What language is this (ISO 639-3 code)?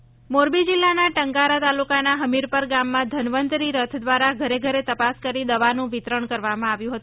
guj